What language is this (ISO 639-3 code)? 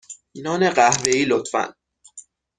fas